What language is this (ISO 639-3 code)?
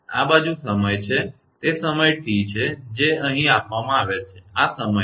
guj